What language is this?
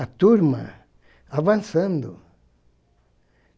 Portuguese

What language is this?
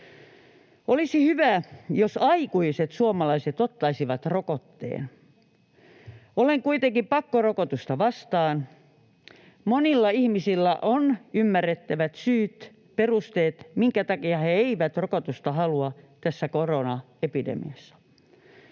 Finnish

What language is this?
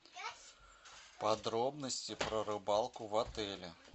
Russian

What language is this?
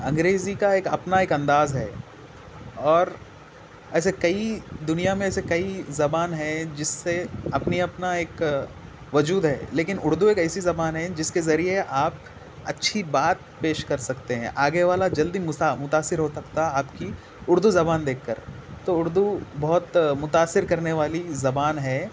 Urdu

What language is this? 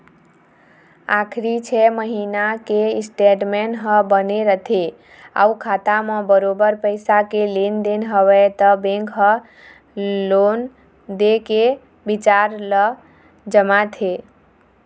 Chhattisgarhi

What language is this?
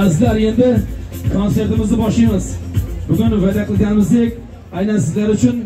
Turkish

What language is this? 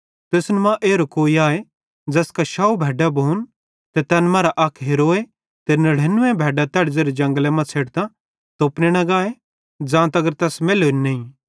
Bhadrawahi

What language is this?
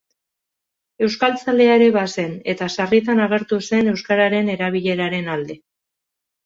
Basque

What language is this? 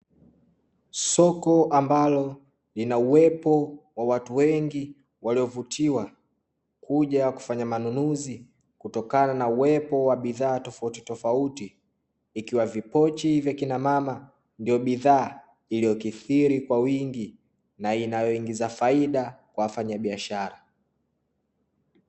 Swahili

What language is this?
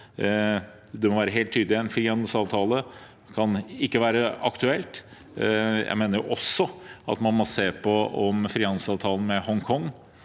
Norwegian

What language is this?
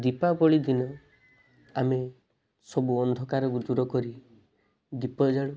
Odia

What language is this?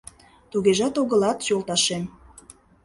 Mari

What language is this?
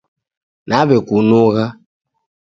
Taita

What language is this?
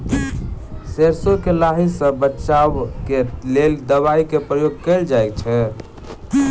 Maithili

